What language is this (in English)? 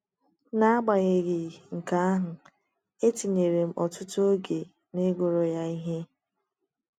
Igbo